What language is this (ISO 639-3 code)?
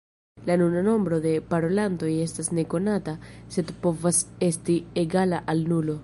epo